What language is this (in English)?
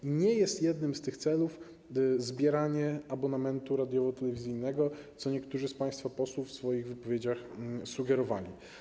Polish